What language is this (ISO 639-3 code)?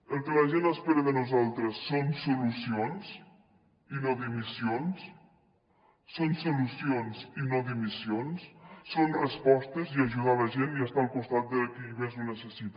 cat